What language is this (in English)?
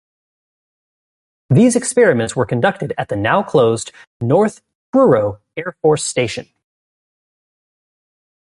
English